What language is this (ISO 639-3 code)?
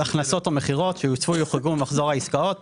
heb